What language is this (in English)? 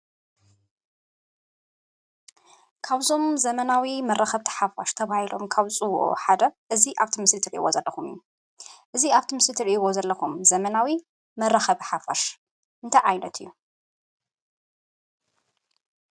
Tigrinya